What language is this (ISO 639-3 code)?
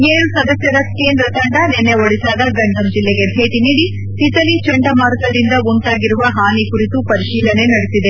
kan